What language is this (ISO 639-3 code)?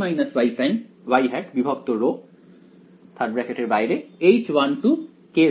ben